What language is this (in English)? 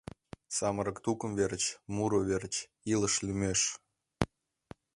Mari